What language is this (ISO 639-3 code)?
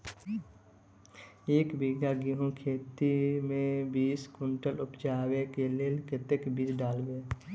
mai